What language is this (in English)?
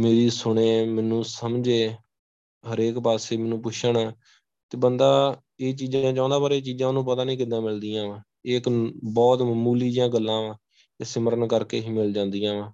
Punjabi